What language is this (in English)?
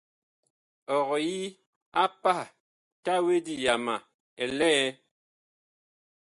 Bakoko